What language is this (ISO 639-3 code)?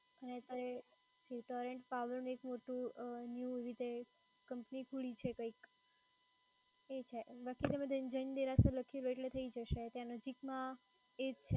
guj